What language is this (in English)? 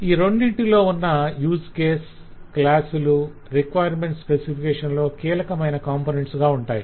Telugu